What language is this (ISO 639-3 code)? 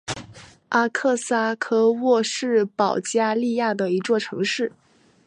zho